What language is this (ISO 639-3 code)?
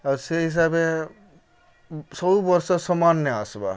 ori